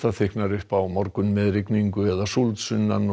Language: Icelandic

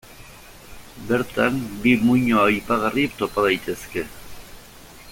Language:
Basque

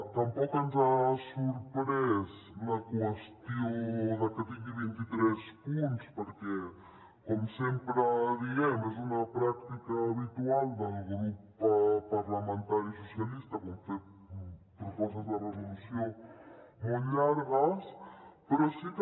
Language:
Catalan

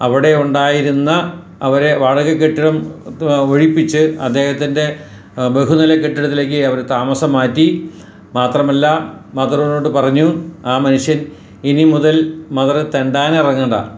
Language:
Malayalam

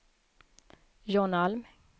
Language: Swedish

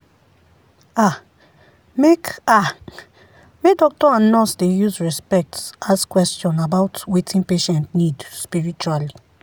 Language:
Nigerian Pidgin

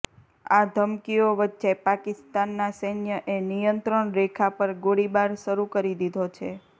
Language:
Gujarati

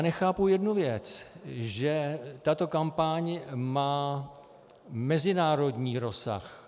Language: Czech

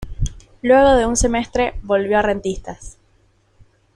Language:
Spanish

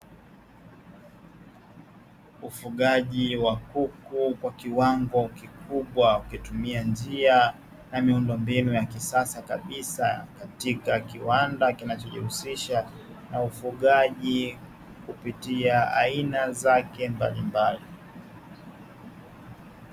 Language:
Swahili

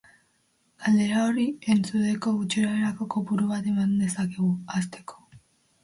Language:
Basque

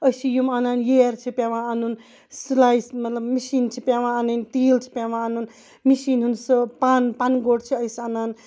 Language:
Kashmiri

